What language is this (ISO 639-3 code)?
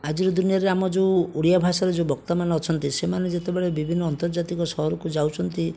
ori